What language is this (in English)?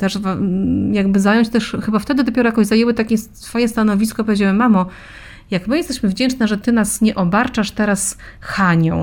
Polish